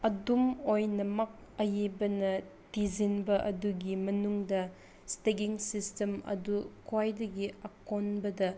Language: Manipuri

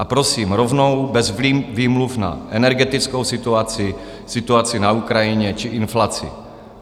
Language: Czech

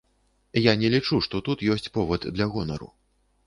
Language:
Belarusian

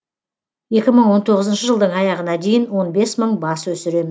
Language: Kazakh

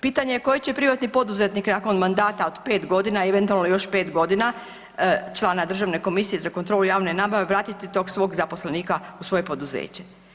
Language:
Croatian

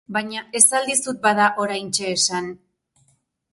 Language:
Basque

